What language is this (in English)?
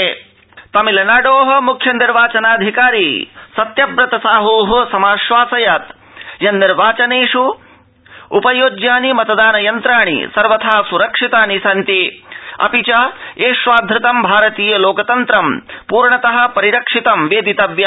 Sanskrit